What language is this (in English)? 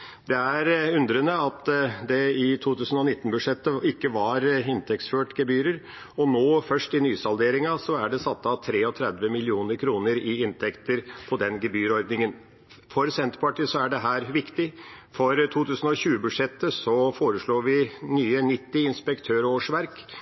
Norwegian Bokmål